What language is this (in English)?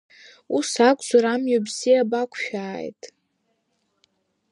Abkhazian